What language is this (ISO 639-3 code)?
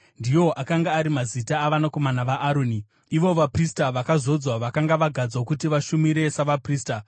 sna